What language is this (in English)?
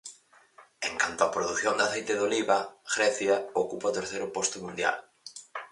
Galician